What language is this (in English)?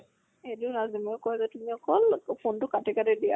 Assamese